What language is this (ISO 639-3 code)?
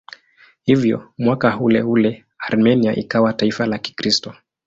swa